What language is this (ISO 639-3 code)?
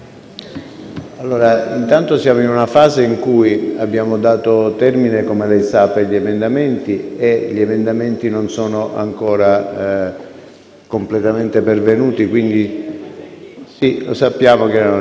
ita